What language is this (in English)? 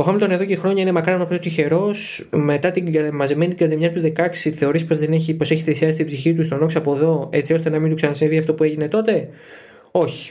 Greek